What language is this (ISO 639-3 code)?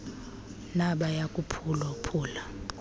xho